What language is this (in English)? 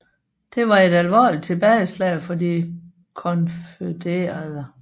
Danish